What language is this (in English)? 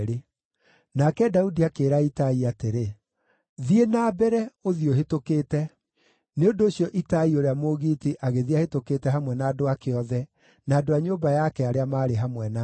Kikuyu